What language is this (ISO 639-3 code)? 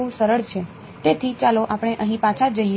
guj